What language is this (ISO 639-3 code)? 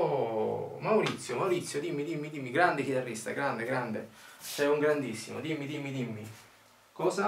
ita